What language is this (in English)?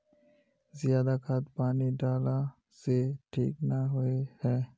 Magahi